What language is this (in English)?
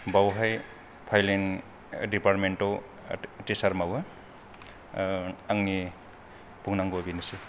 Bodo